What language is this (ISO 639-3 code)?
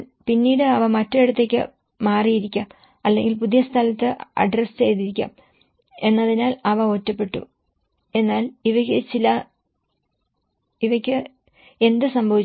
mal